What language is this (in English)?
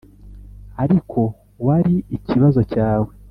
Kinyarwanda